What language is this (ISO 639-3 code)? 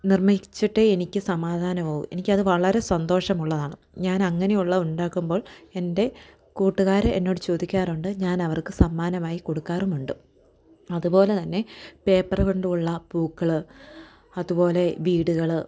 mal